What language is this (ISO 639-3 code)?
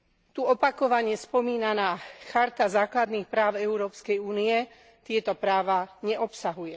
slk